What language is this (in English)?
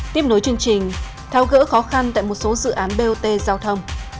Vietnamese